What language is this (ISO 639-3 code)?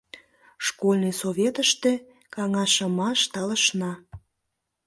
chm